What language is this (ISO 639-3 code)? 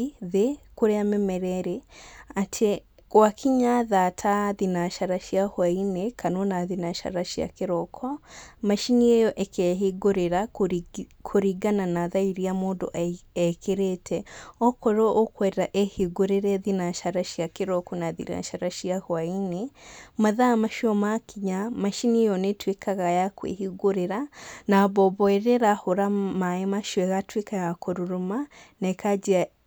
kik